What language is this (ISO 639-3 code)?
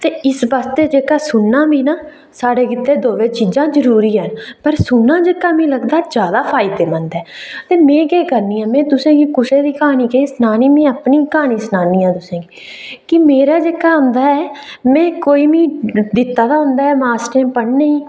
doi